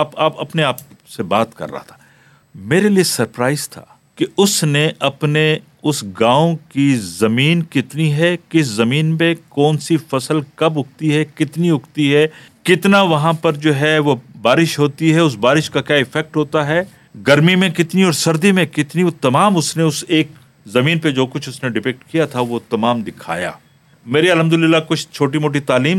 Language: Urdu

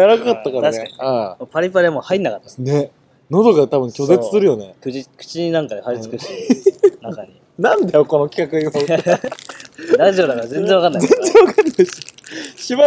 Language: Japanese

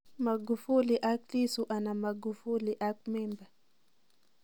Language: Kalenjin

